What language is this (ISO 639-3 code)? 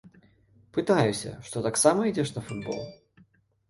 bel